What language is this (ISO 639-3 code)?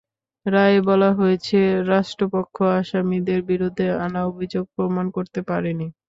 ben